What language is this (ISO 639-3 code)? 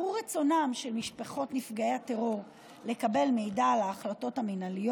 heb